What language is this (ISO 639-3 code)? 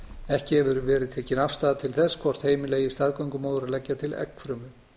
isl